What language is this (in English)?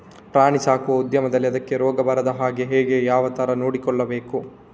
Kannada